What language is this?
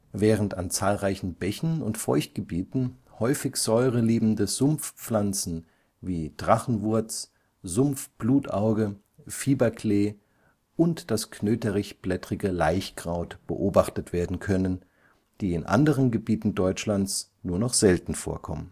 German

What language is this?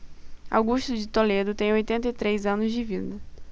Portuguese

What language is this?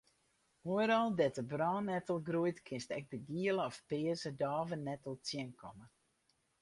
Western Frisian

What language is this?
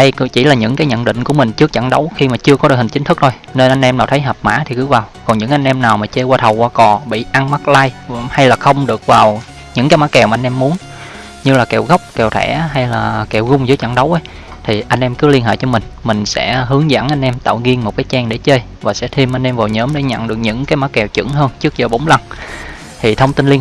Vietnamese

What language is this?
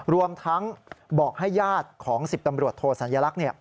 Thai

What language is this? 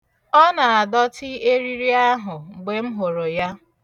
Igbo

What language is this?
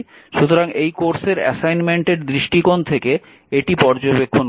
Bangla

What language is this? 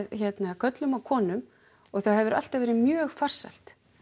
Icelandic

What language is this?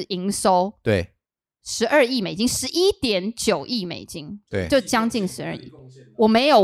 Chinese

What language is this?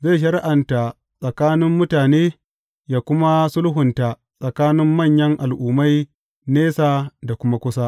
Hausa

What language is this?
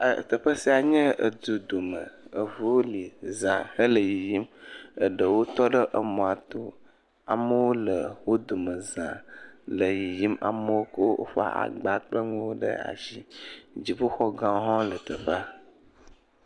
Ewe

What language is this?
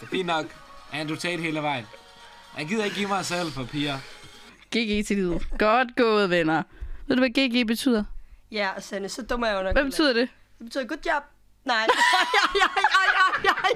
Danish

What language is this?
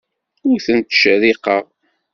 Kabyle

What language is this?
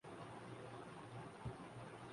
Urdu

